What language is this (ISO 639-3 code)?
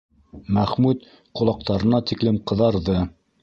bak